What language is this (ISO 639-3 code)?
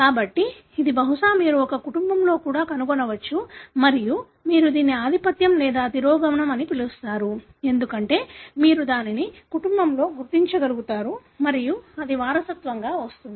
tel